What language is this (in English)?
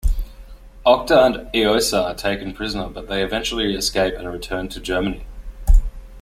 English